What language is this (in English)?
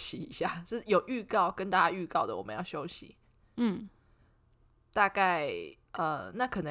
Chinese